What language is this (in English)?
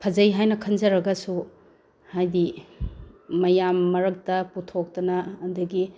Manipuri